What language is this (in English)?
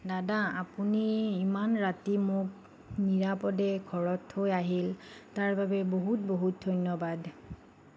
Assamese